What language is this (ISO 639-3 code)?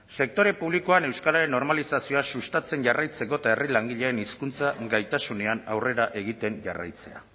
eus